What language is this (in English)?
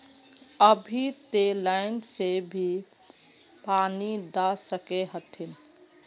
Magahi